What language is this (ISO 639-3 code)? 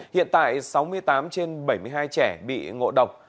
vie